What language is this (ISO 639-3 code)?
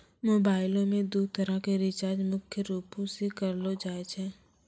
mai